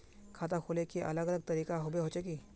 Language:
Magahi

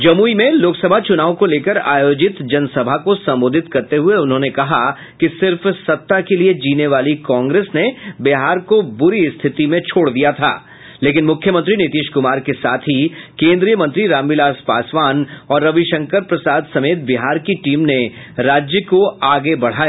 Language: Hindi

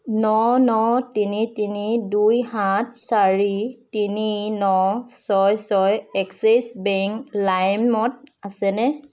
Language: Assamese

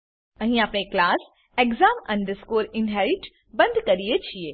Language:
Gujarati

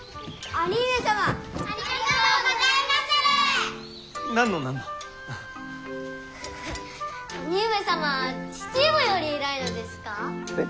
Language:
Japanese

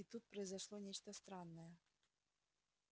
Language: Russian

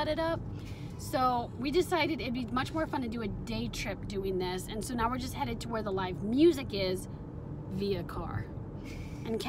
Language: English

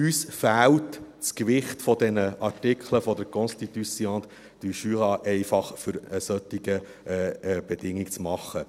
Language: Swiss German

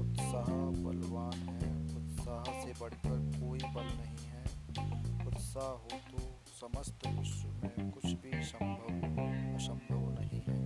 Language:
Hindi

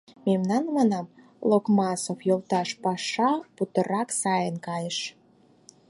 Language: Mari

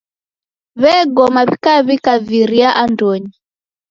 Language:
Taita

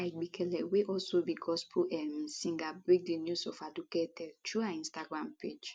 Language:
Nigerian Pidgin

